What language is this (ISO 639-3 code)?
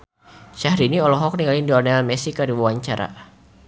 sun